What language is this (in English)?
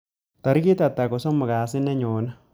Kalenjin